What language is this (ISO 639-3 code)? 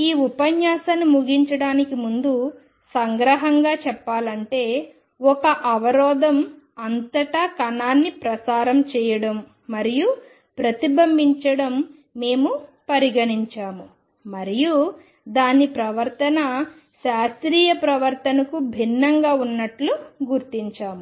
tel